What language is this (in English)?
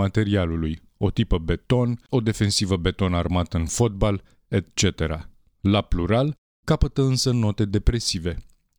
Romanian